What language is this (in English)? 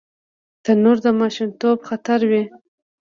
Pashto